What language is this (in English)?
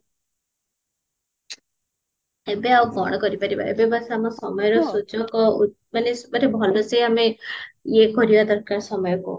Odia